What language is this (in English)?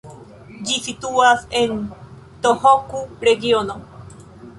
Esperanto